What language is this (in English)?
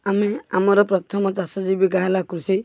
Odia